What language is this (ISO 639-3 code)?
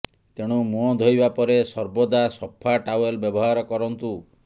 ori